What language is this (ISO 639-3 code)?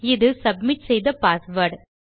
tam